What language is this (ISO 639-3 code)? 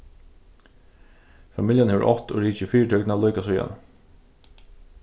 fao